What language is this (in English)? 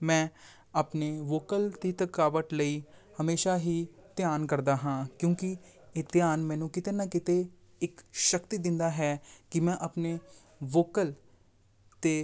Punjabi